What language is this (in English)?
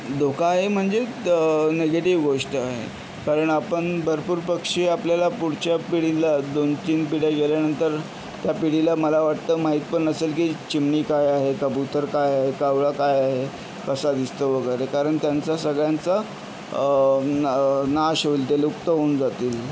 Marathi